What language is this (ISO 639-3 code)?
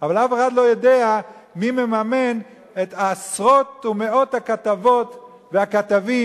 heb